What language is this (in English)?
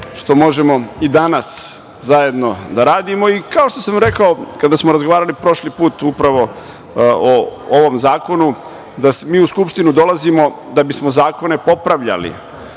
Serbian